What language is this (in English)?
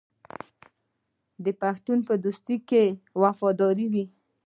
Pashto